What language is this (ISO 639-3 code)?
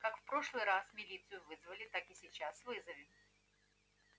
rus